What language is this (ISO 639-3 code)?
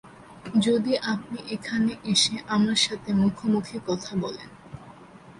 ben